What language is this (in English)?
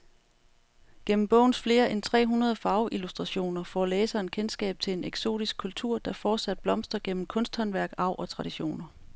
Danish